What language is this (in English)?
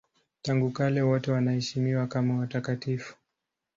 Swahili